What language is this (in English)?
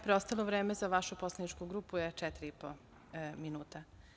Serbian